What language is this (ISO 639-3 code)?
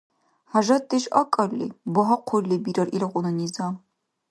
dar